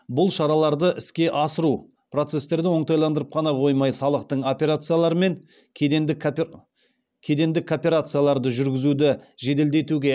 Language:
Kazakh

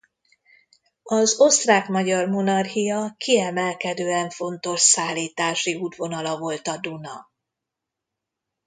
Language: Hungarian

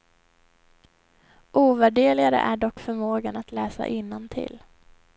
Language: Swedish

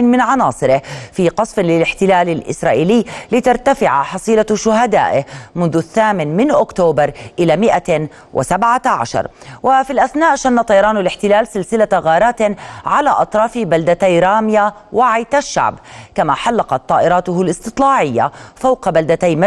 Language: Arabic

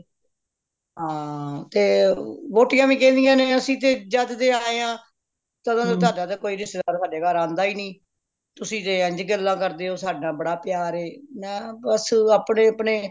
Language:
Punjabi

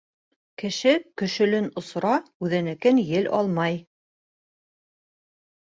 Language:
Bashkir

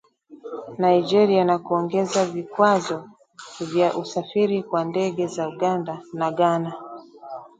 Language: Swahili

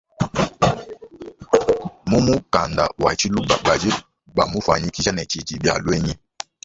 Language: Luba-Lulua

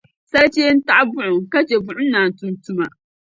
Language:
Dagbani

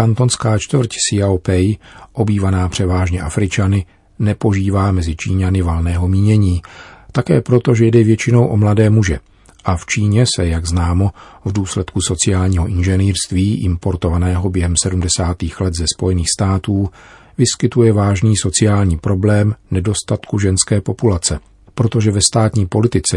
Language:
Czech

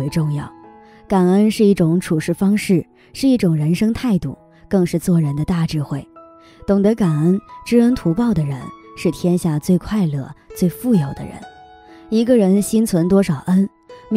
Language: Chinese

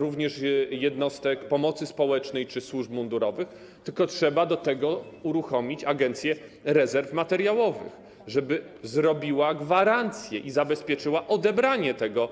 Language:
Polish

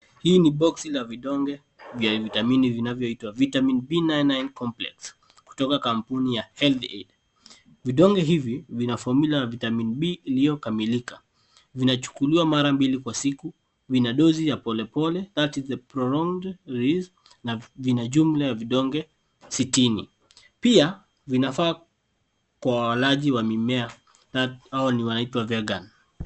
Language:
Swahili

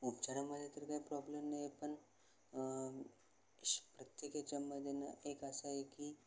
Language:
Marathi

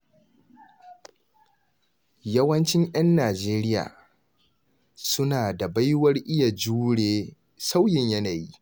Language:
Hausa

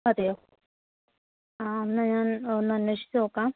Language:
Malayalam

